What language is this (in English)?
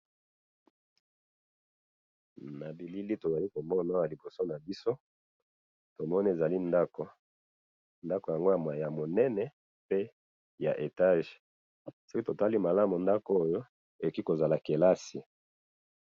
Lingala